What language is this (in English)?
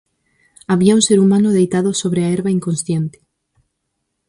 Galician